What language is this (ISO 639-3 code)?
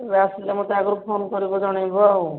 ori